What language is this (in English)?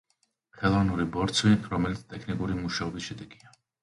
Georgian